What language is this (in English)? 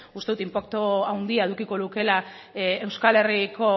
Basque